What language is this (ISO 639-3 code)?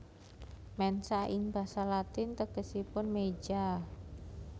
jav